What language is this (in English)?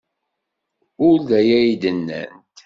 Kabyle